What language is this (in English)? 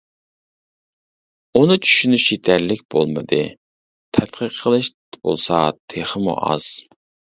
Uyghur